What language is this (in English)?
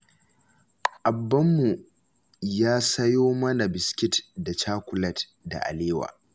Hausa